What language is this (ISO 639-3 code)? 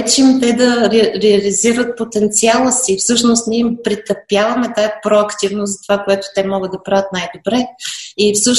bul